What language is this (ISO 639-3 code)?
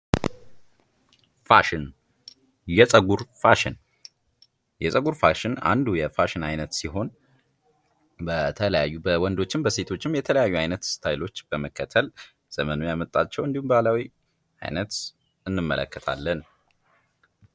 amh